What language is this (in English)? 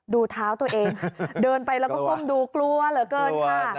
Thai